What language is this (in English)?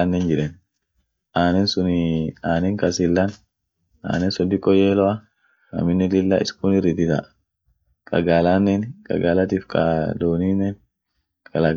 Orma